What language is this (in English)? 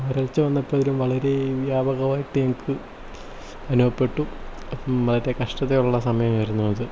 Malayalam